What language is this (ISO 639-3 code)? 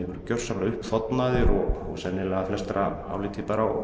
isl